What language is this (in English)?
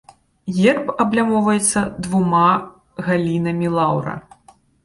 Belarusian